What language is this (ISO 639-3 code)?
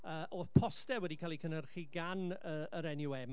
cym